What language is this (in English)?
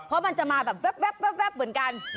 Thai